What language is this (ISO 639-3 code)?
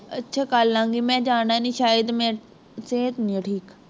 pan